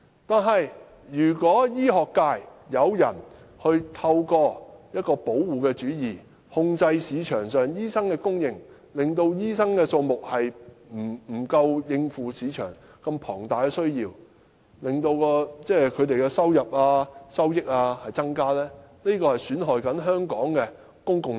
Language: Cantonese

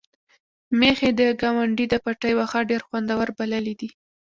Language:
Pashto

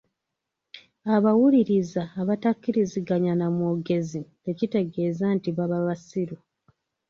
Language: Ganda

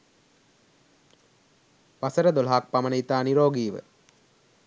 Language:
Sinhala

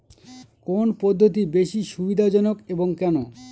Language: Bangla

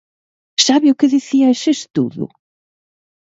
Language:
Galician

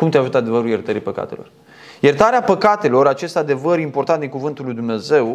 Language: Romanian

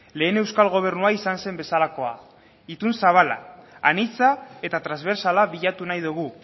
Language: Basque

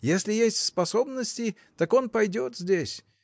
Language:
Russian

